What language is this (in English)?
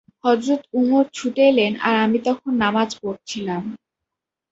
Bangla